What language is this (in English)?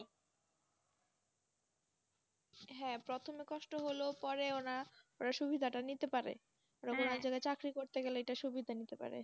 Bangla